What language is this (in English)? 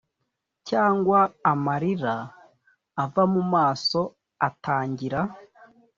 Kinyarwanda